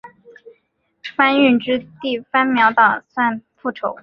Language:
Chinese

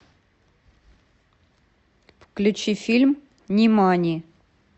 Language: Russian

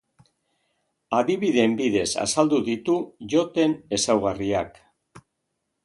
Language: Basque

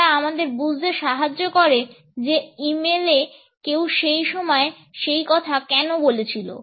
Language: Bangla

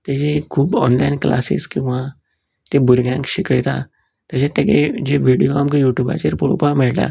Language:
Konkani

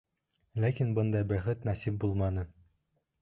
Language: Bashkir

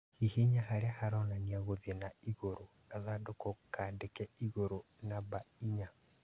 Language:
Kikuyu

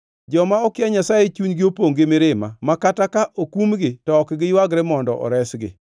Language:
Luo (Kenya and Tanzania)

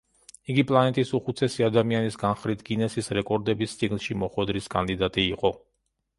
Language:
Georgian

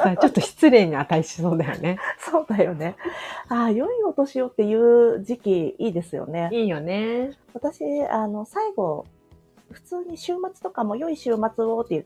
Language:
Japanese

